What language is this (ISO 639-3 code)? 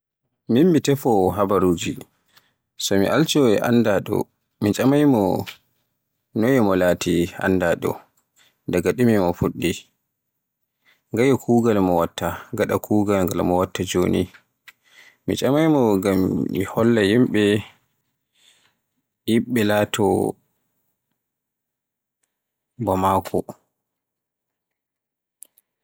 fue